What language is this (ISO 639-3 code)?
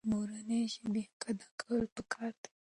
pus